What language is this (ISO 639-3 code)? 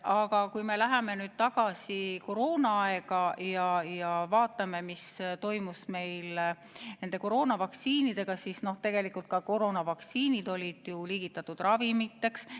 est